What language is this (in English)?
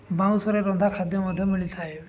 Odia